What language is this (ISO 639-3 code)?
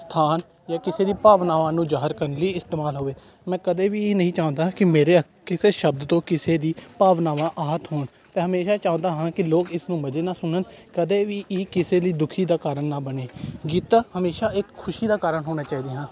pan